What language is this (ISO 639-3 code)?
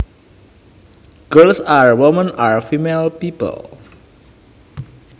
jav